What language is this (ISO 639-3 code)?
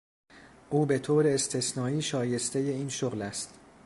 fas